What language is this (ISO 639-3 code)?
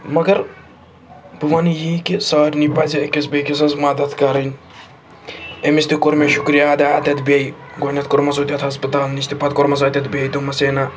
kas